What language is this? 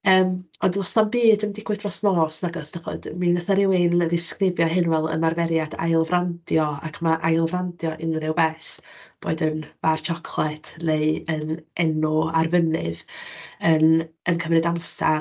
Welsh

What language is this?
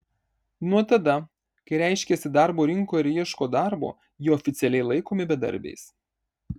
Lithuanian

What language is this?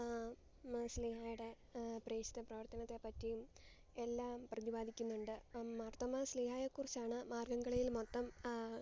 Malayalam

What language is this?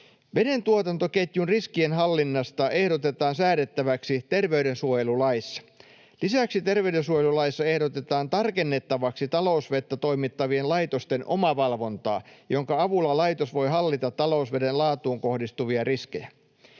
Finnish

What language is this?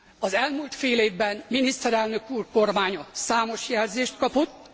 Hungarian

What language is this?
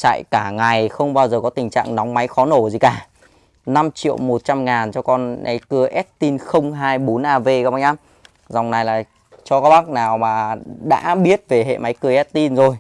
Vietnamese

